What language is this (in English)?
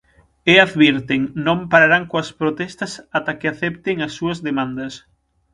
Galician